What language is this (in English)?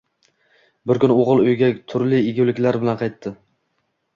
Uzbek